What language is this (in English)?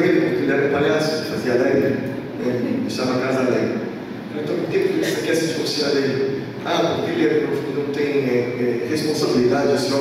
Portuguese